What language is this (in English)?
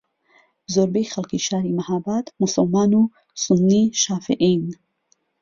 Central Kurdish